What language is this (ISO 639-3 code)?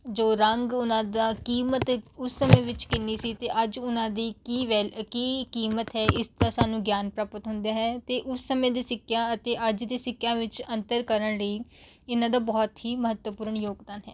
pan